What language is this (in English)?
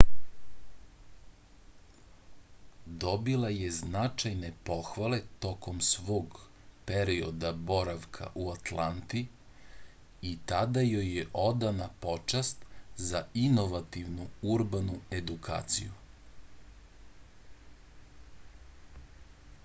Serbian